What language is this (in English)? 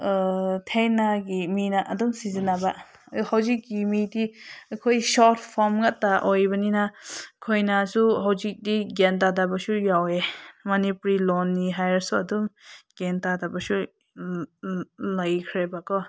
Manipuri